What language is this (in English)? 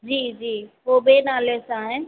Sindhi